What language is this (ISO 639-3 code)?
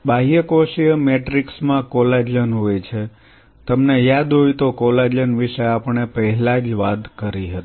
guj